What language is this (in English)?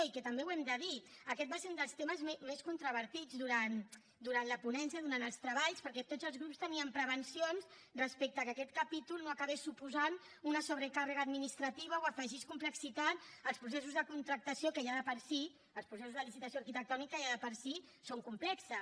Catalan